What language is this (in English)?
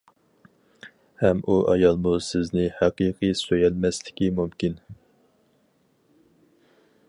Uyghur